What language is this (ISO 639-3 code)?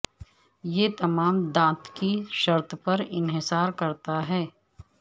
urd